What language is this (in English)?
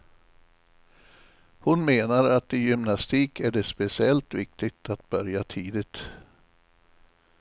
Swedish